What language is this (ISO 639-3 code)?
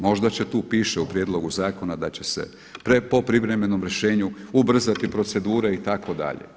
hrv